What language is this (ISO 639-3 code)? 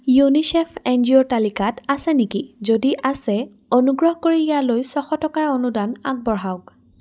asm